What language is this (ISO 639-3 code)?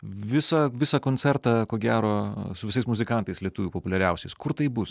lit